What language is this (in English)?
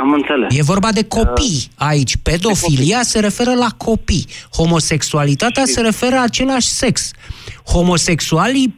Romanian